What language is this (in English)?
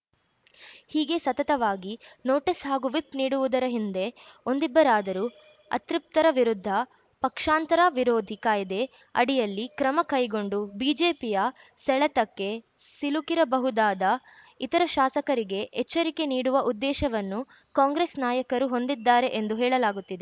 Kannada